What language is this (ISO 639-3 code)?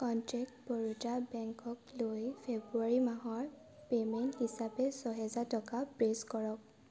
asm